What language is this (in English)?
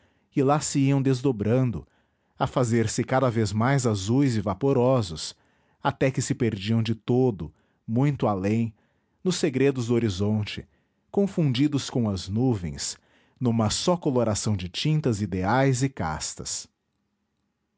Portuguese